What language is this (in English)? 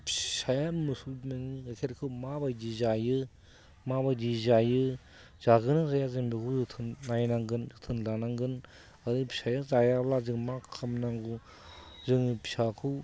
Bodo